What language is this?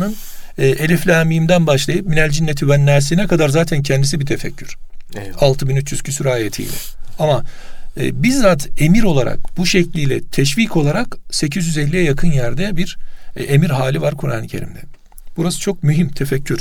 Turkish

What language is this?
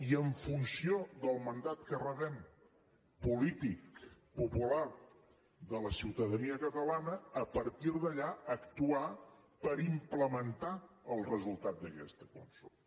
Catalan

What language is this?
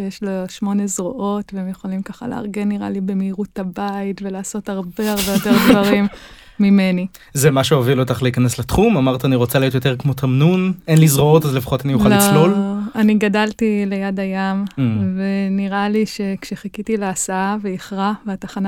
Hebrew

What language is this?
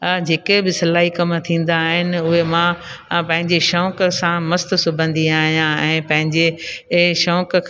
Sindhi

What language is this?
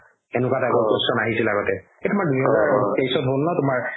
Assamese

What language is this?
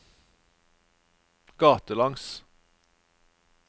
Norwegian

